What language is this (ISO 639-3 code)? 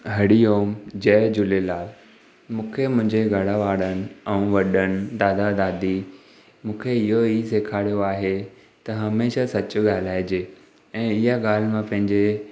snd